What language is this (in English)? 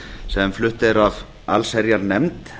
Icelandic